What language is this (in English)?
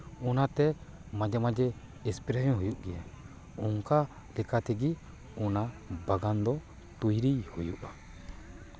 Santali